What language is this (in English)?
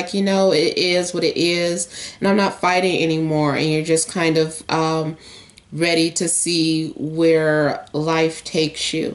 English